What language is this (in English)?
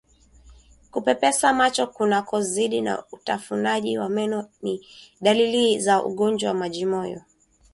Swahili